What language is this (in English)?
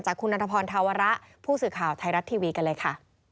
Thai